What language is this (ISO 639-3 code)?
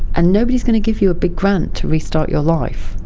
eng